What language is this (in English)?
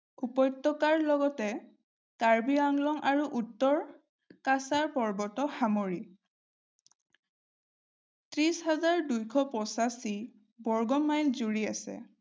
Assamese